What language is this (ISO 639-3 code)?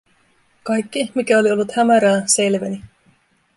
fin